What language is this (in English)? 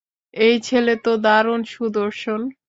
Bangla